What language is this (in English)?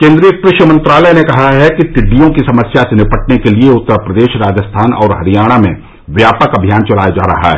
Hindi